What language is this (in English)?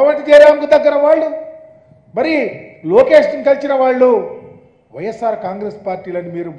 Telugu